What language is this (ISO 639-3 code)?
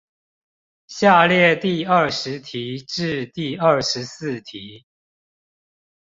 zho